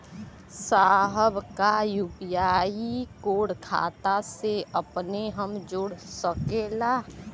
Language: Bhojpuri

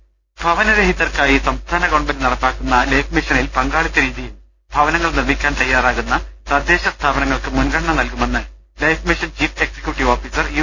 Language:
Malayalam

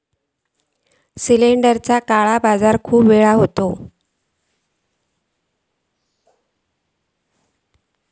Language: Marathi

